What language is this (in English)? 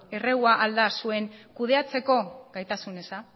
Basque